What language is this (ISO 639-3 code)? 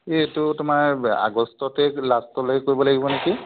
asm